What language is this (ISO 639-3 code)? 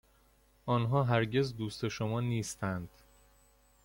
fas